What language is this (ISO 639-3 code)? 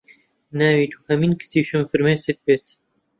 ckb